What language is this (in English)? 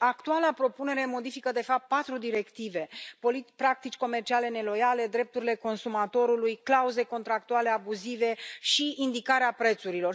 Romanian